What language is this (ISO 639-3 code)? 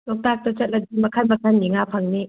mni